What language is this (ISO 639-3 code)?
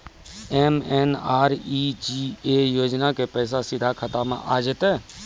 mai